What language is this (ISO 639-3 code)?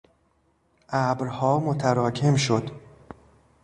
fas